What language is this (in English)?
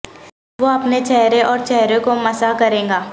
Urdu